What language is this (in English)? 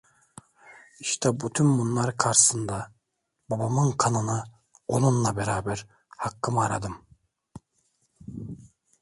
Turkish